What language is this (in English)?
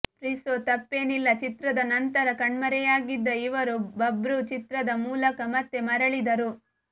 Kannada